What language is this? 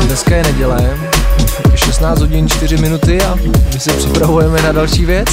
Czech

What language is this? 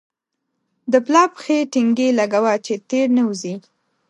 Pashto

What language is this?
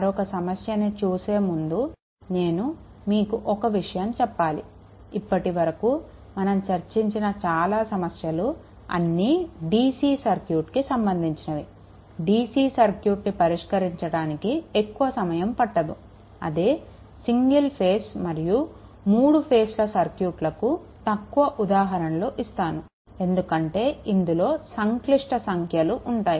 Telugu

